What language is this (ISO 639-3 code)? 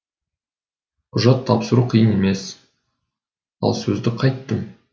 kaz